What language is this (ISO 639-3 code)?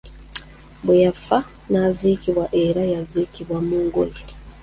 lug